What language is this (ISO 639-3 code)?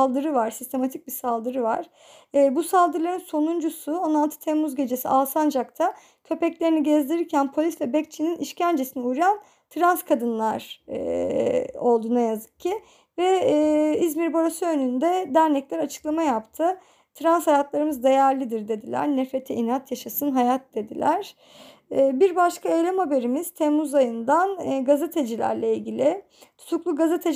tur